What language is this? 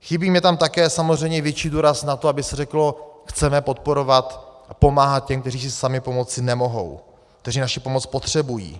Czech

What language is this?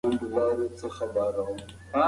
Pashto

